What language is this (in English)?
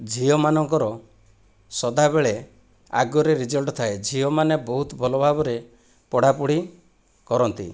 Odia